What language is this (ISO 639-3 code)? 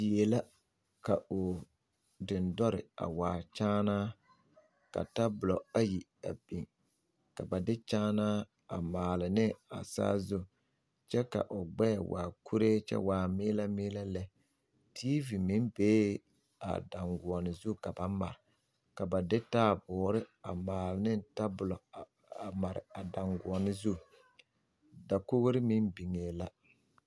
dga